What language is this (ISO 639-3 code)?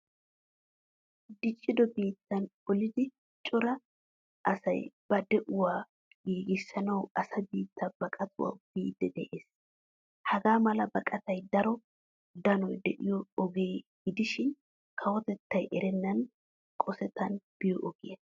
wal